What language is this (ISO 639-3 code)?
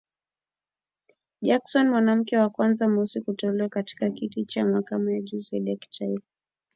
swa